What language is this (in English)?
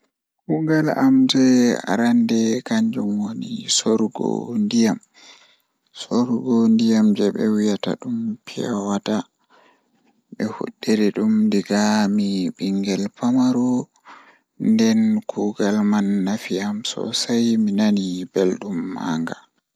Fula